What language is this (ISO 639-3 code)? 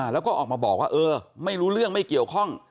tha